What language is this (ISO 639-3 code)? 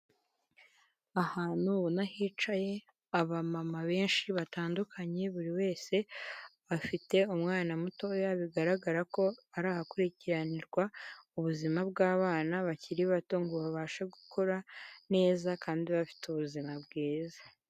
kin